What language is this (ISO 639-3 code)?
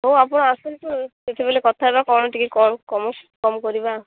ori